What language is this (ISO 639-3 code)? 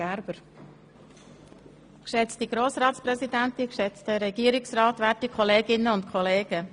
gsw